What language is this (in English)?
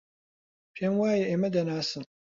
Central Kurdish